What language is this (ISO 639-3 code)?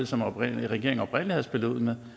dan